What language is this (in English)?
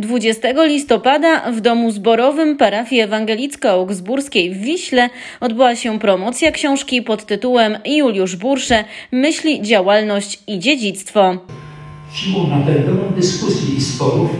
Polish